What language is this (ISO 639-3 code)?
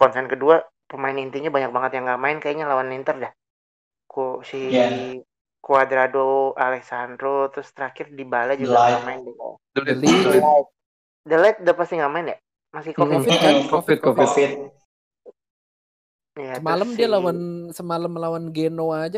ind